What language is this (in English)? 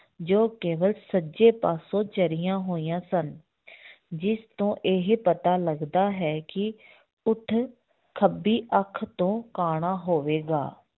Punjabi